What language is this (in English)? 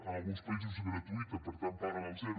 Catalan